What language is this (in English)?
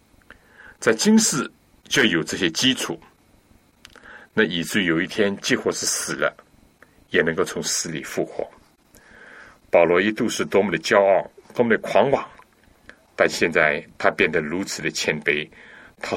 Chinese